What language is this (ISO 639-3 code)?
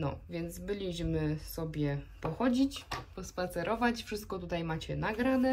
pol